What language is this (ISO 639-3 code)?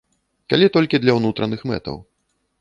bel